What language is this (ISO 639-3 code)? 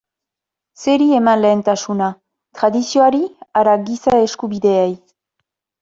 eus